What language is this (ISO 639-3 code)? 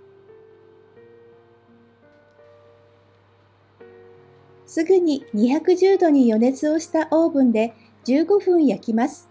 jpn